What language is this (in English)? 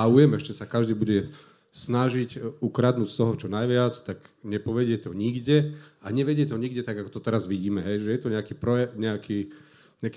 Slovak